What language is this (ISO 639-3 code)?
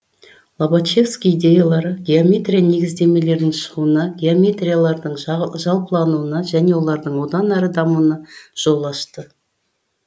kaz